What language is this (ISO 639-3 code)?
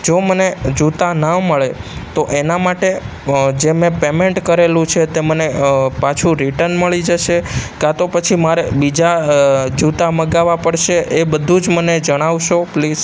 guj